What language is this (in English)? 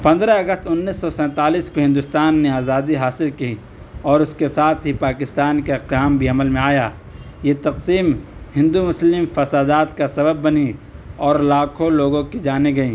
Urdu